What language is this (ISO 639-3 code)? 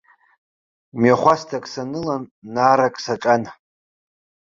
abk